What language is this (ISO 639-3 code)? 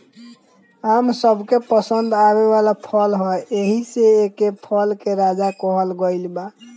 bho